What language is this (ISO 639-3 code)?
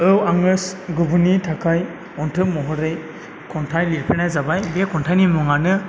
brx